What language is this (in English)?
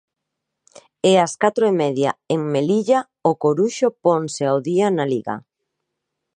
Galician